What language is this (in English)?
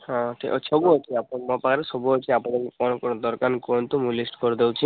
Odia